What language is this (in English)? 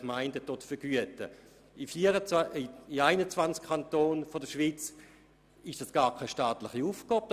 Swiss German